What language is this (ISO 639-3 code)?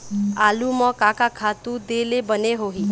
hne